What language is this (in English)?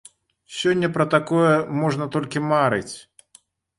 Belarusian